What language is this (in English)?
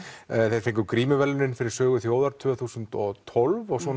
Icelandic